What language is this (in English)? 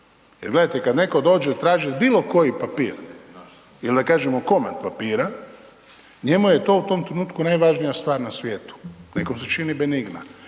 Croatian